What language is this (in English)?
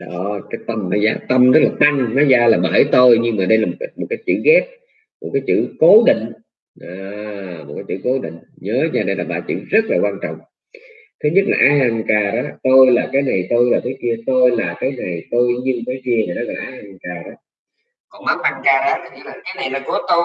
Vietnamese